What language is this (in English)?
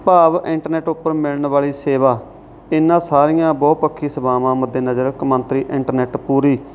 Punjabi